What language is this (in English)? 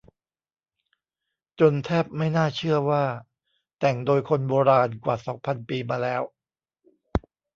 Thai